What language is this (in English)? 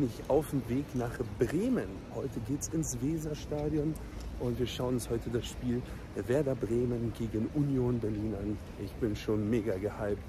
German